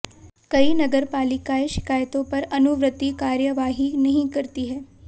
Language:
Hindi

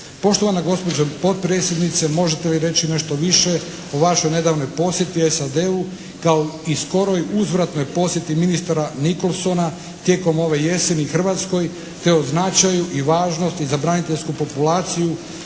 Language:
Croatian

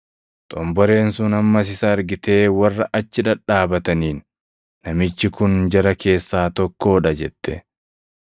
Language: Oromo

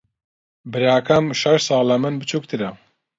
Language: Central Kurdish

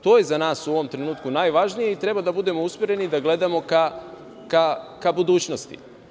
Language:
Serbian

